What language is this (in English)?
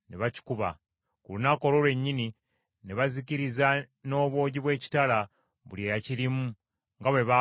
Ganda